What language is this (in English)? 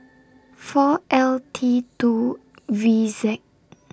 English